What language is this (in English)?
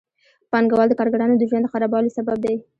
Pashto